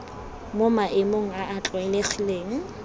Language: Tswana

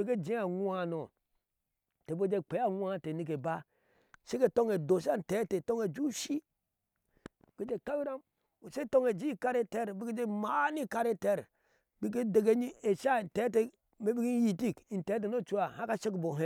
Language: Ashe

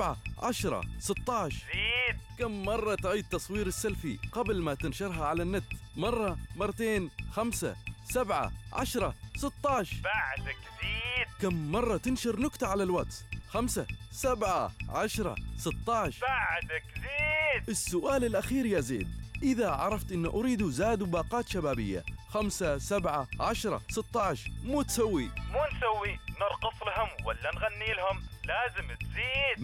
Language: Arabic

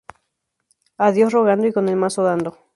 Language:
Spanish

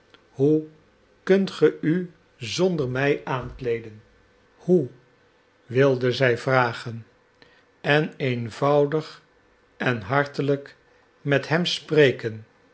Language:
Dutch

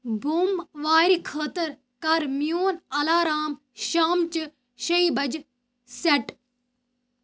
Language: Kashmiri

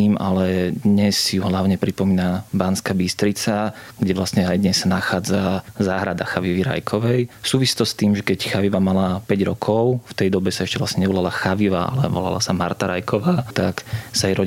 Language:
Slovak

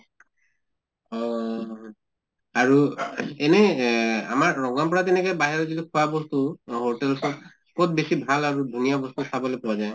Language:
Assamese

